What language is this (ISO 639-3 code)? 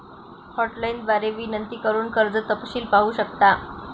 mar